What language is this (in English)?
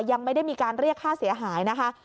Thai